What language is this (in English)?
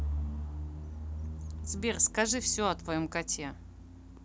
Russian